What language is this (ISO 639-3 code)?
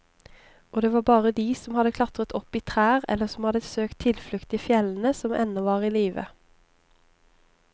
nor